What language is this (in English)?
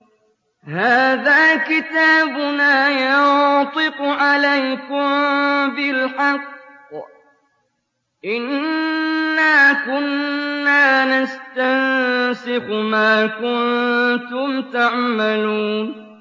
Arabic